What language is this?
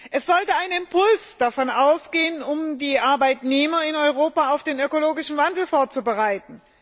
German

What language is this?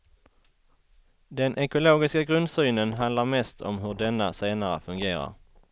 Swedish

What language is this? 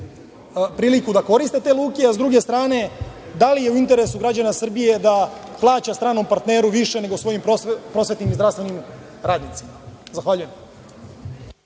Serbian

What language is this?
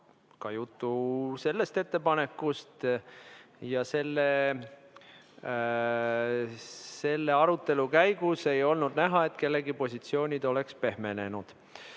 Estonian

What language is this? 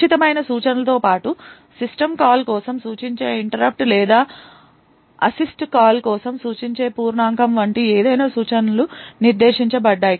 Telugu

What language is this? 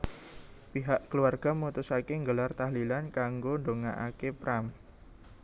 Javanese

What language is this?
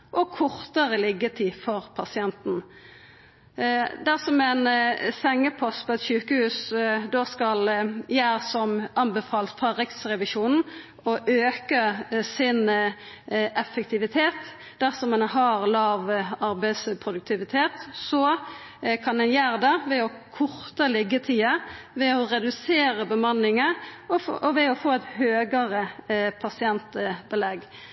Norwegian Nynorsk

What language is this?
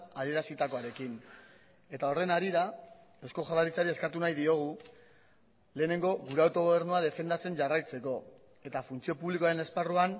Basque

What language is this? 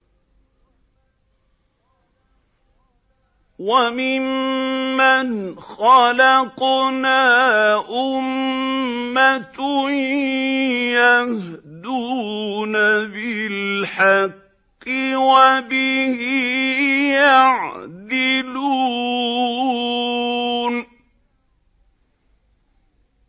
Arabic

